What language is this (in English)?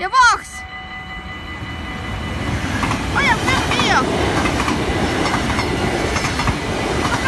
Dutch